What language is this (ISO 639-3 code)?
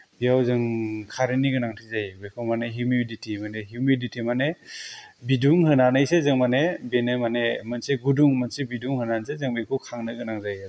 brx